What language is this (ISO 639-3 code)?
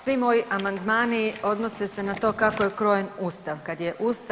hrv